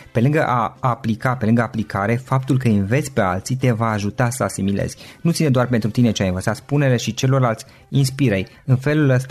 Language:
Romanian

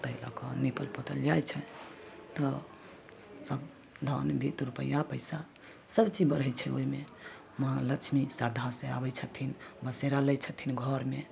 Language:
Maithili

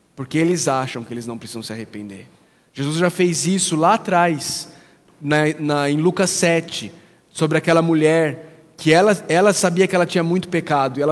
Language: Portuguese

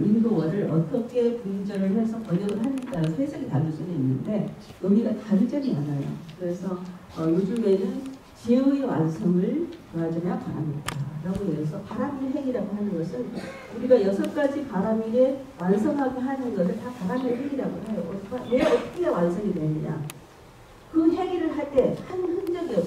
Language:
Korean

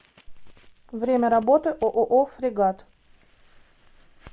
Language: Russian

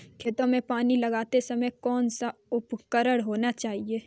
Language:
Hindi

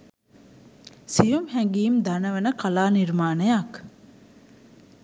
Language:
Sinhala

